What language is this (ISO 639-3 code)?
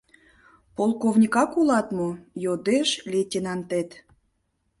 chm